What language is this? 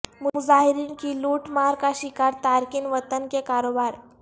Urdu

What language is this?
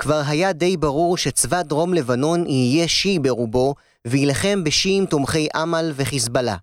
Hebrew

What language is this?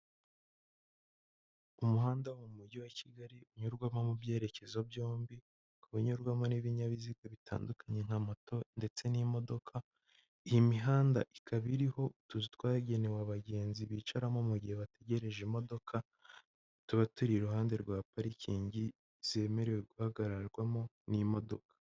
Kinyarwanda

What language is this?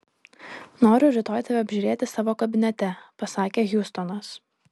Lithuanian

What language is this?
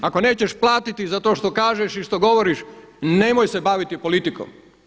Croatian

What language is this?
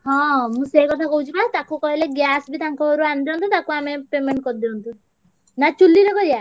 Odia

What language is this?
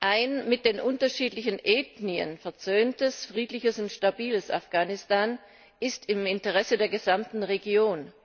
German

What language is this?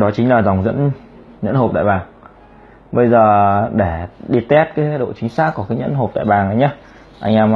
Vietnamese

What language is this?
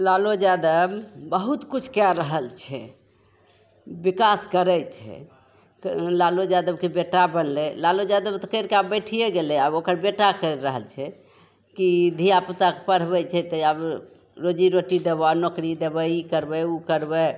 Maithili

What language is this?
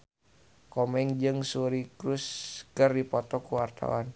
Sundanese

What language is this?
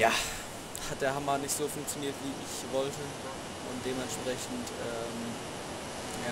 German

